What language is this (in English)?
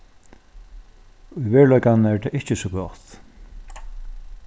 Faroese